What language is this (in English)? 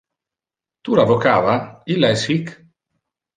Interlingua